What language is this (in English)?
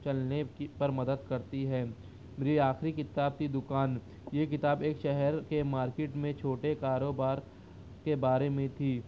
Urdu